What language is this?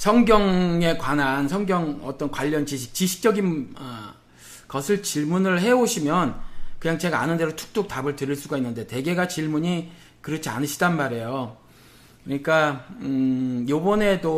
Korean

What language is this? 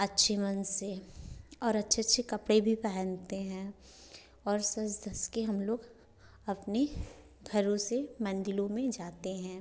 Hindi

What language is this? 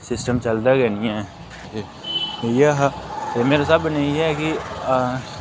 Dogri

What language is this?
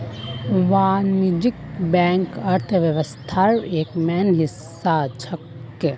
Magahi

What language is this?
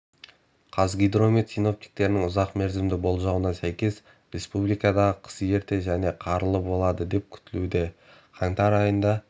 Kazakh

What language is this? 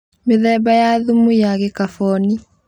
Kikuyu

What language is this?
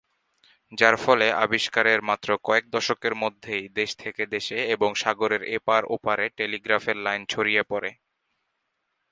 Bangla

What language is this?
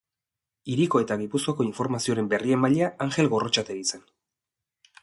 Basque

